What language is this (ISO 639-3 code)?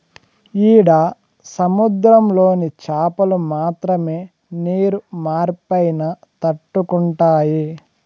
tel